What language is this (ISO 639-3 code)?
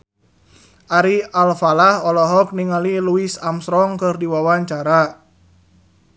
sun